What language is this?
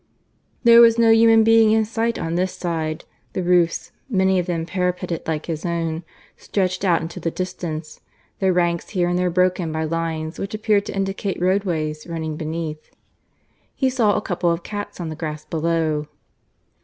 English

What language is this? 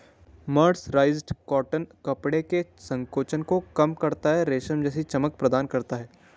Hindi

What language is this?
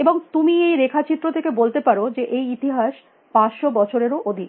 Bangla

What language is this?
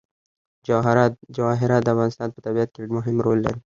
Pashto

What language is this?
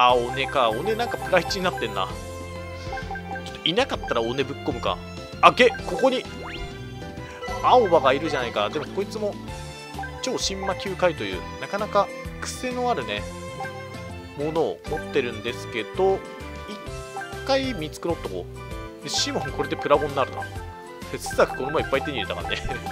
Japanese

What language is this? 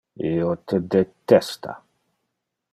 Interlingua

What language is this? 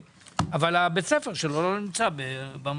Hebrew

